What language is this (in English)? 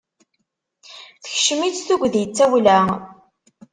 Kabyle